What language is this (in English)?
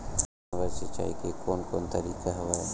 Chhattisgarhi